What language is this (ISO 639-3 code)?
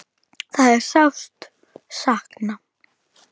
isl